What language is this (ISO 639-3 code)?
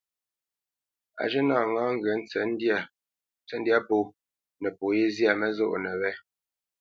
bce